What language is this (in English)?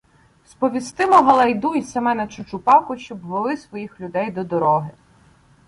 Ukrainian